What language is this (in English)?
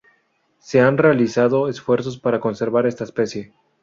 Spanish